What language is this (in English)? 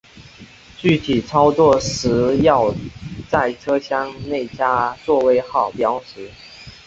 Chinese